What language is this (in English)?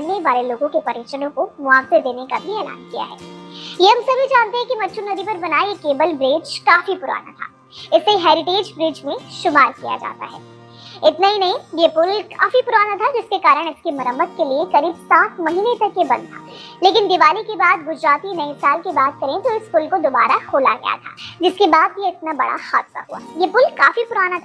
Hindi